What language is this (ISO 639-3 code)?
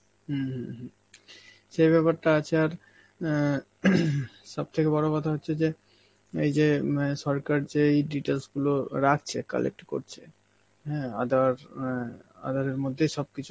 ben